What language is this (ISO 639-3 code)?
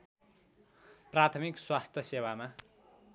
nep